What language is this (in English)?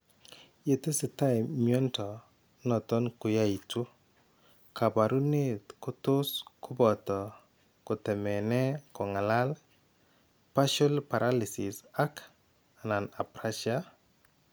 Kalenjin